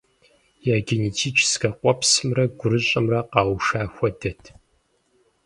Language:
Kabardian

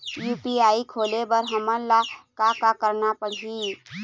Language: Chhattisgarhi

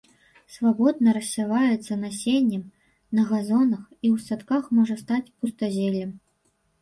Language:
Belarusian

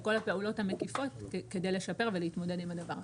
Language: Hebrew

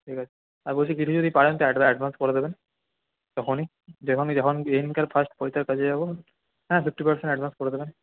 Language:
Bangla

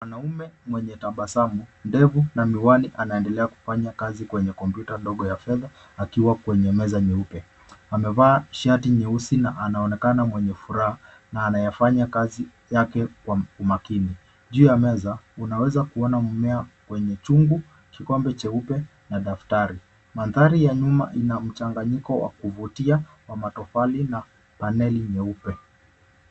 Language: Swahili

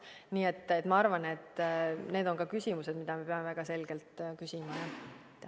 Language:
Estonian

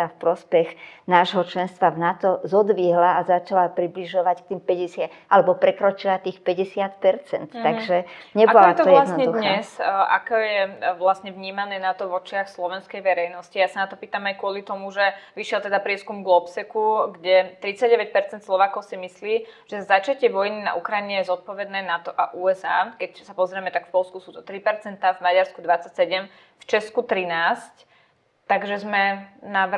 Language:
Slovak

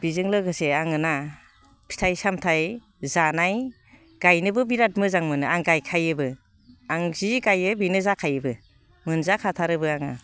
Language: Bodo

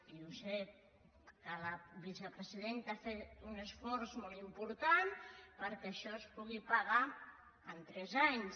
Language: Catalan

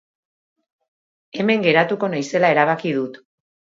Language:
Basque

